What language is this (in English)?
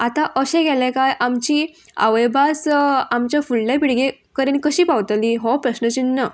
Konkani